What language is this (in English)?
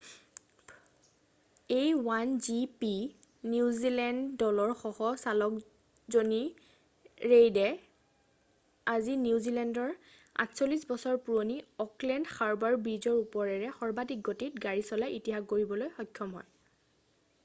Assamese